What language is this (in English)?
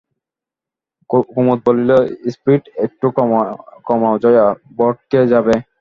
Bangla